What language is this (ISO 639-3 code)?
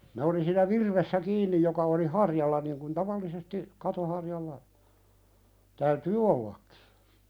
fin